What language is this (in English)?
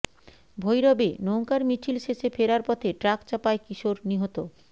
Bangla